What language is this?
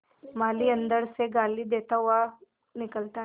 Hindi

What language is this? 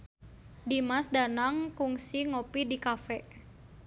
Sundanese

